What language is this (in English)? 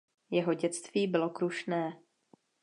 Czech